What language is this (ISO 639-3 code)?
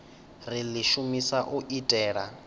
ven